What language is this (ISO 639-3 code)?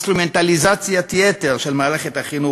heb